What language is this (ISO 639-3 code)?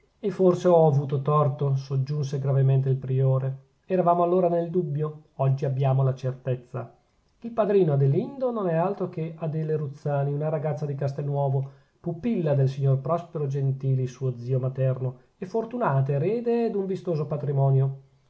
ita